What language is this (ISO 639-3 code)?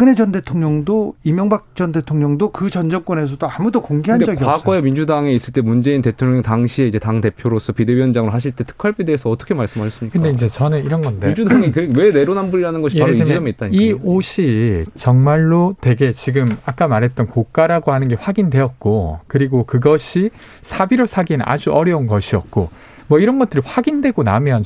kor